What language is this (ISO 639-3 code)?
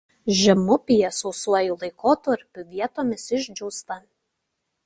lit